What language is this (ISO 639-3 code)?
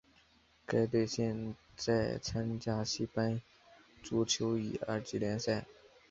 zho